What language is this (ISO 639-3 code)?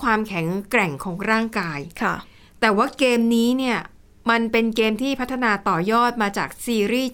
tha